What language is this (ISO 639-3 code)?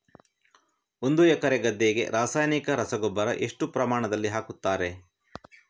kan